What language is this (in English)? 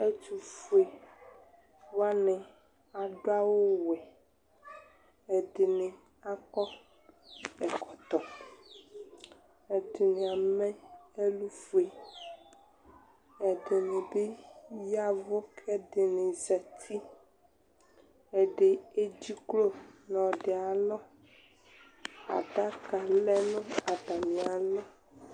Ikposo